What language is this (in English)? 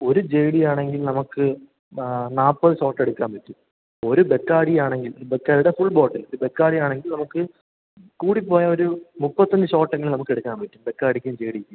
Malayalam